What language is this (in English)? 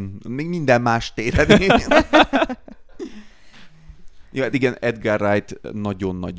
Hungarian